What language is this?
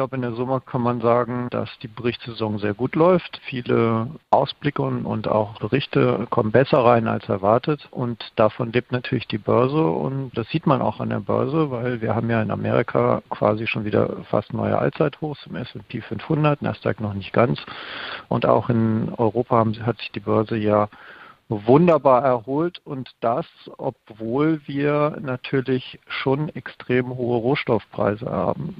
German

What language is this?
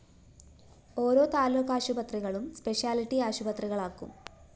Malayalam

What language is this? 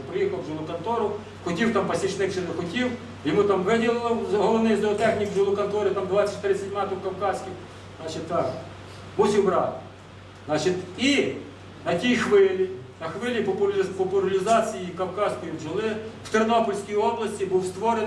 Ukrainian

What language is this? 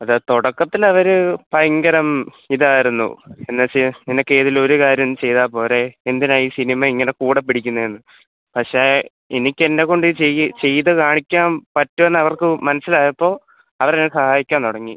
Malayalam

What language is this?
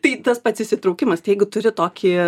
Lithuanian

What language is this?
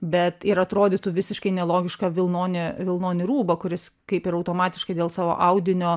Lithuanian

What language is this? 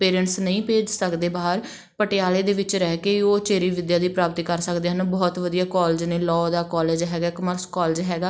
Punjabi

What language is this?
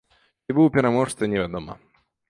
Belarusian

